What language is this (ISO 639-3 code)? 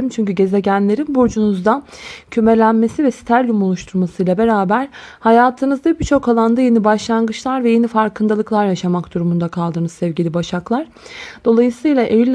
tur